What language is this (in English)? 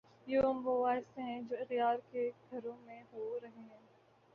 Urdu